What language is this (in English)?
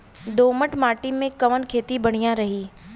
Bhojpuri